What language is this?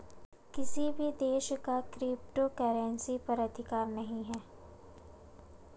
Hindi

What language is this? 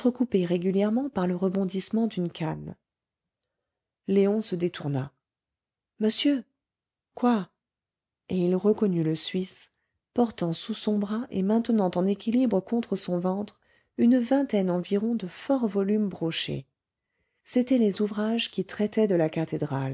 French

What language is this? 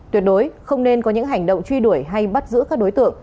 Vietnamese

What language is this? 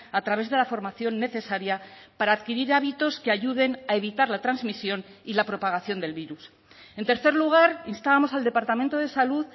Spanish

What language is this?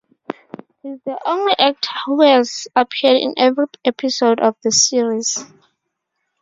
English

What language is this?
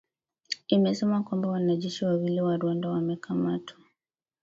Swahili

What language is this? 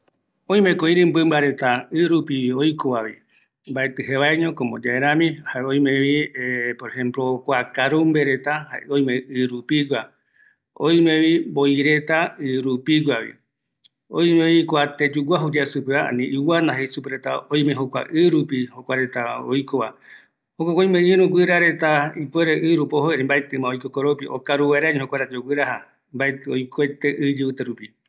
Eastern Bolivian Guaraní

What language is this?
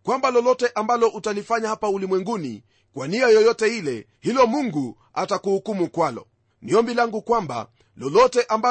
Swahili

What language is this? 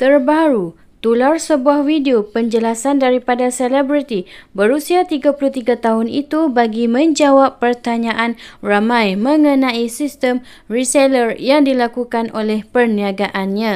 Malay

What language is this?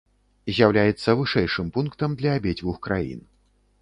Belarusian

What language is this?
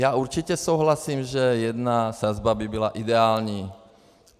Czech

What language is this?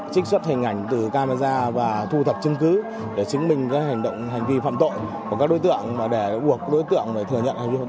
Vietnamese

